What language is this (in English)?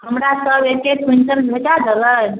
Maithili